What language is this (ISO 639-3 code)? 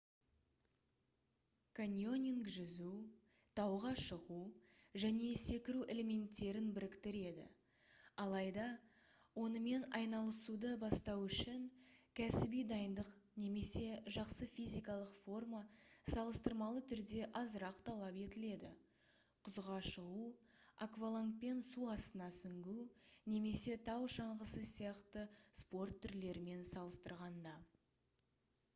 kaz